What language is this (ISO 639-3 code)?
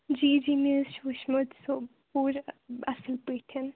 kas